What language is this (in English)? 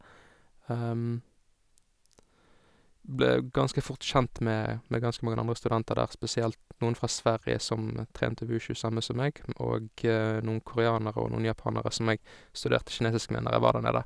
Norwegian